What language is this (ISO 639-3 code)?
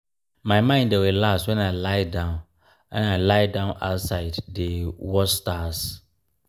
pcm